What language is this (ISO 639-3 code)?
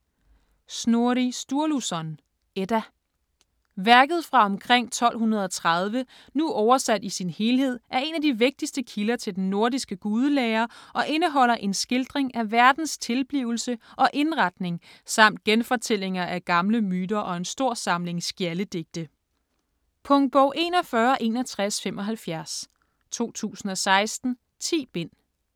dan